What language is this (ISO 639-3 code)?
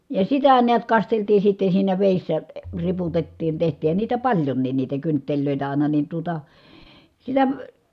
fin